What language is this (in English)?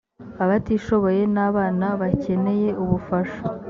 Kinyarwanda